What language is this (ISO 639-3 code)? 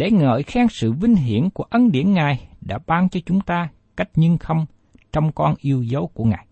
vie